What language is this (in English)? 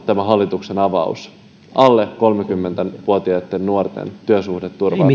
Finnish